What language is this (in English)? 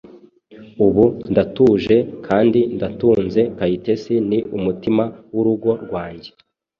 Kinyarwanda